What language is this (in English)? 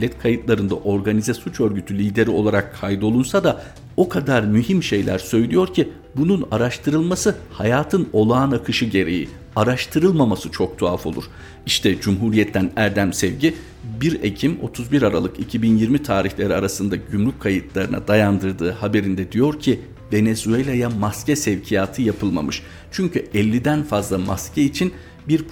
Turkish